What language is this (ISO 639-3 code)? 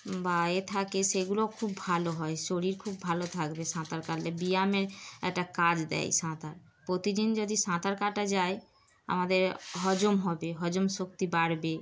ben